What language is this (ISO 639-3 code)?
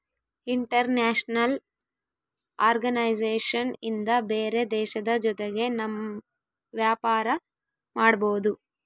kan